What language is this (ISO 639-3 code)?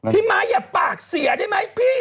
tha